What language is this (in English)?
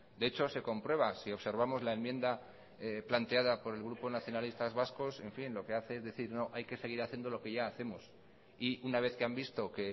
Spanish